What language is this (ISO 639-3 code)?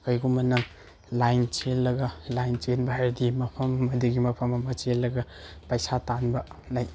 mni